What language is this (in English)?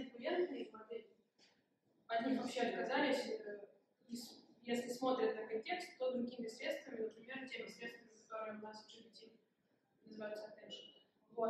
Russian